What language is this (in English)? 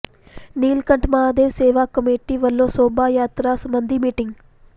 Punjabi